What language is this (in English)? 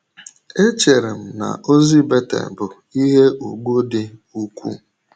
Igbo